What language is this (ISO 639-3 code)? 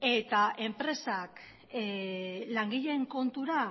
eus